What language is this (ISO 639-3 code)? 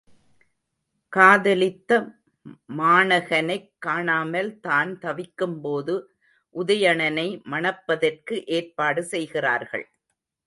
tam